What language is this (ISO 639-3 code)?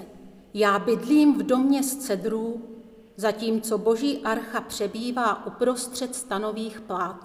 ces